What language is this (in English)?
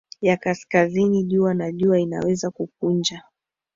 Swahili